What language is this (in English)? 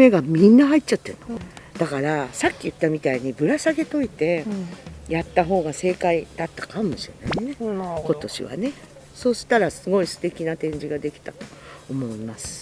Japanese